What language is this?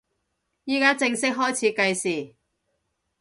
Cantonese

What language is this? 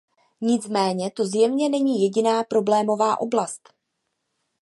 Czech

